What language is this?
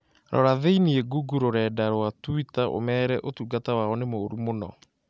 Kikuyu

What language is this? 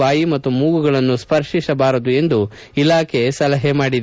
Kannada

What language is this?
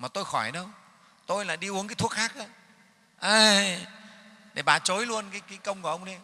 Vietnamese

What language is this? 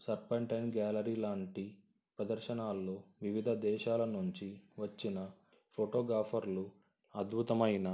Telugu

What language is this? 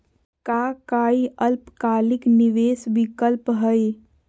Magahi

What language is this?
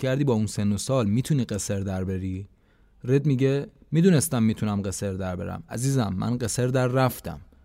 Persian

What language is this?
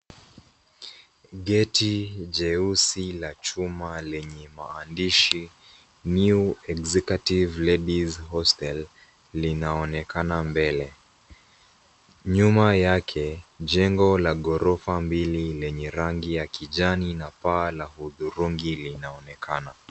Swahili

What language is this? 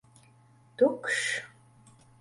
Latvian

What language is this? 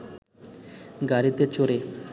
Bangla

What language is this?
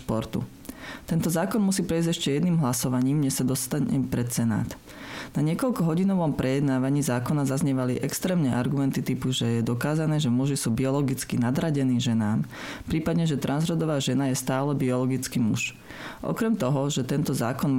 Slovak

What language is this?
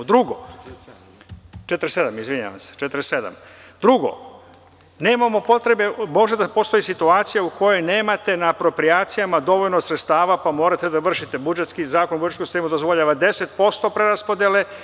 Serbian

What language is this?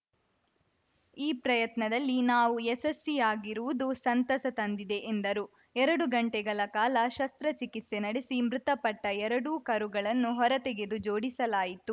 Kannada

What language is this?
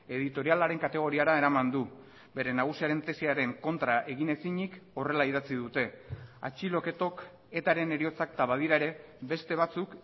Basque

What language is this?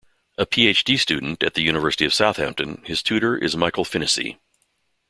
English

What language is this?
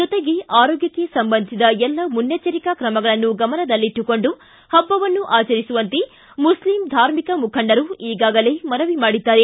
Kannada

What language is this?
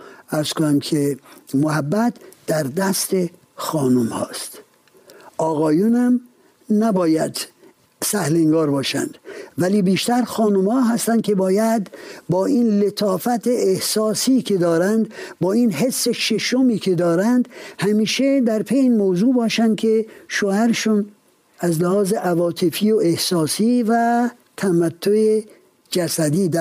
Persian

